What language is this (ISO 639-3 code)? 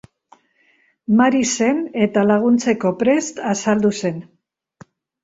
eus